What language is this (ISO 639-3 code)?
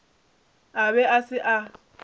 nso